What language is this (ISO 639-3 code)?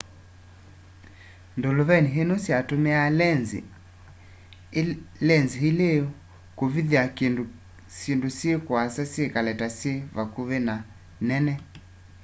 kam